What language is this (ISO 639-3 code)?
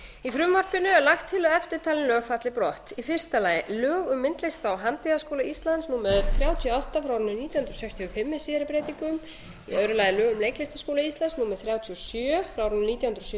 isl